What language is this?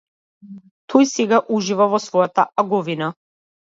Macedonian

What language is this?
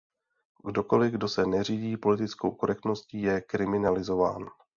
Czech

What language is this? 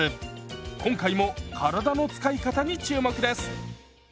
Japanese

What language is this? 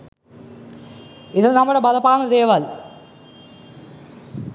Sinhala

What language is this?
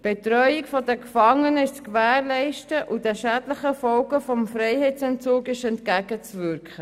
Swiss German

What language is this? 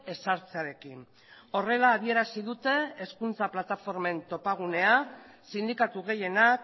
Basque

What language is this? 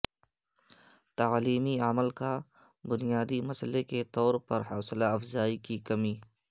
Urdu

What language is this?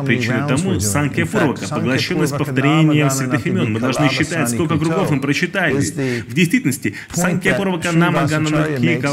Russian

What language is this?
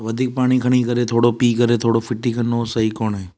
Sindhi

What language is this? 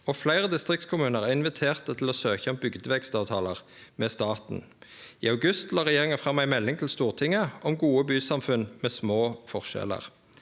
Norwegian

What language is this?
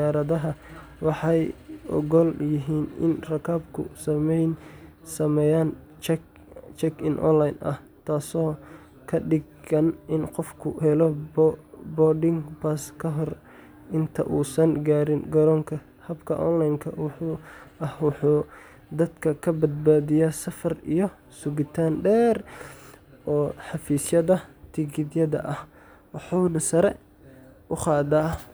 Somali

